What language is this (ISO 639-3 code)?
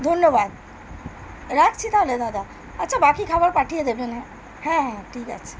ben